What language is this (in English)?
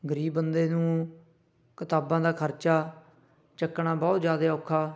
Punjabi